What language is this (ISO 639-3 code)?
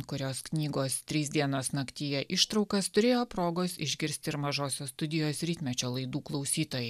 lit